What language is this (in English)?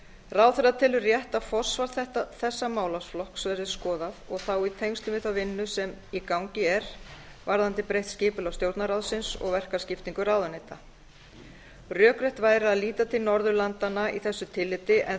Icelandic